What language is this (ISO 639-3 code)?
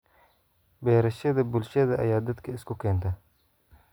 som